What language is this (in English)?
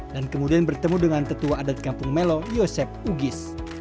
Indonesian